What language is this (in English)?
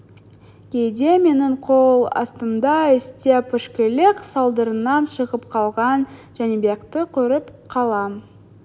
Kazakh